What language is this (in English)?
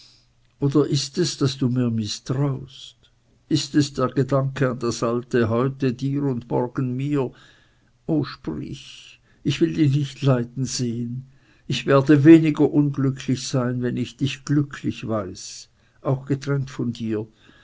German